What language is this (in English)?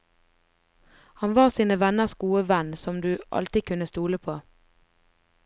Norwegian